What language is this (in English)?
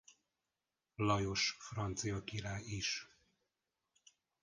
Hungarian